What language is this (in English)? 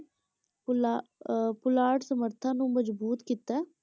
Punjabi